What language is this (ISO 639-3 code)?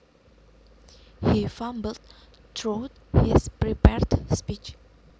jav